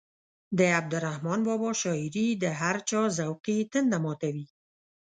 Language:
Pashto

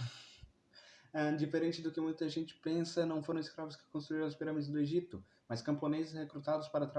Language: Portuguese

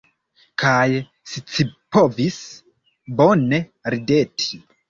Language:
Esperanto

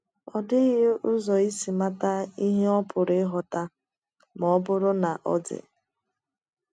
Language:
Igbo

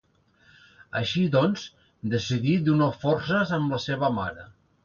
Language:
Catalan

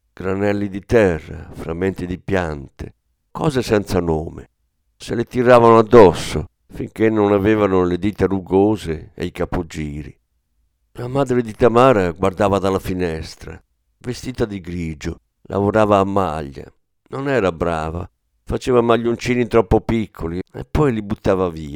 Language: Italian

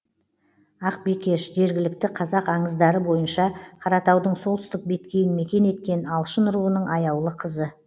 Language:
Kazakh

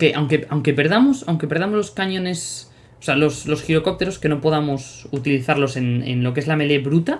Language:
Spanish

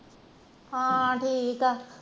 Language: Punjabi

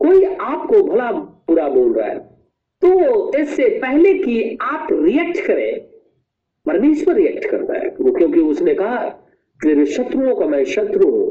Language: Hindi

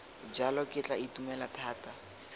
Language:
Tswana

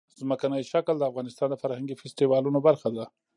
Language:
Pashto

